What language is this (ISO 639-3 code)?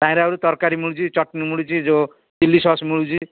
ori